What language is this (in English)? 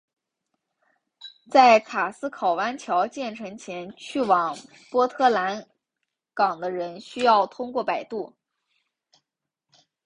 Chinese